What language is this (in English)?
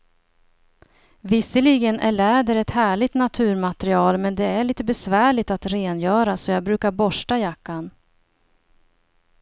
Swedish